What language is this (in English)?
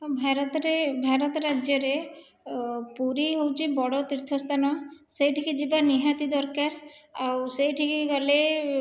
Odia